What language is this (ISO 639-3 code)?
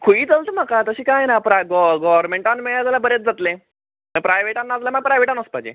kok